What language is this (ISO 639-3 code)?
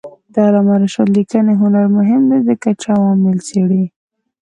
pus